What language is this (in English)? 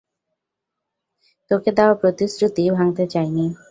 Bangla